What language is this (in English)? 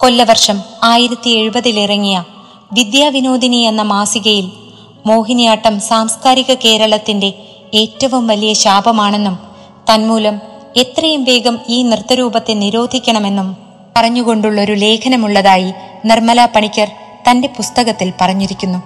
Malayalam